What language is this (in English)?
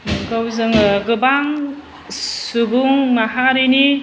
Bodo